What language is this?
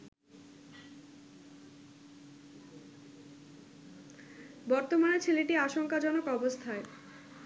Bangla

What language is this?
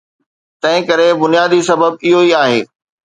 Sindhi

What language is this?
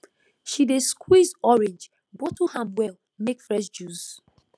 Nigerian Pidgin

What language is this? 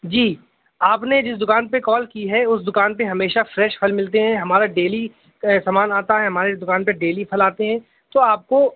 Urdu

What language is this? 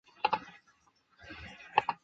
Chinese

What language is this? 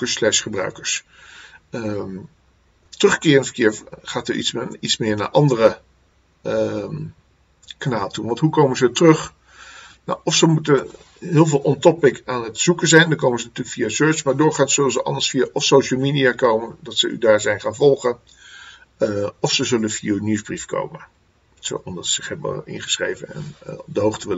Dutch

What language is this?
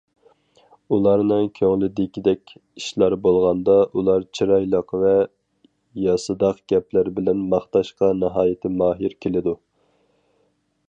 Uyghur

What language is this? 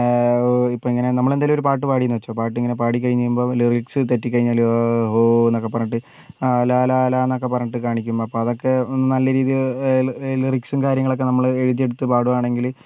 Malayalam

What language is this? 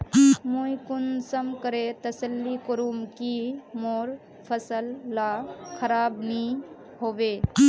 Magahi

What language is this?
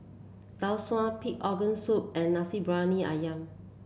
English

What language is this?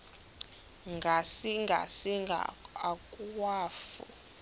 Xhosa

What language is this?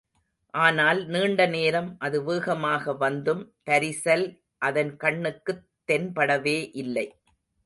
Tamil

